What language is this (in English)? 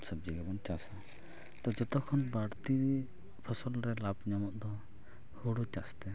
Santali